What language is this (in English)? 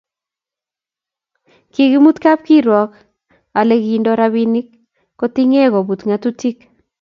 Kalenjin